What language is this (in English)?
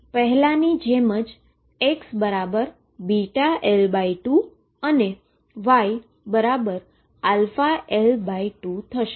Gujarati